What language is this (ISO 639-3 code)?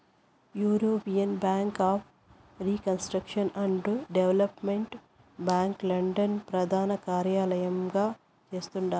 tel